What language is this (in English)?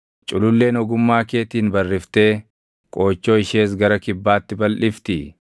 Oromo